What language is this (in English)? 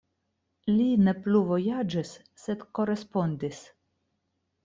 Esperanto